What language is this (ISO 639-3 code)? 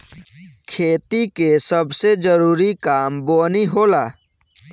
bho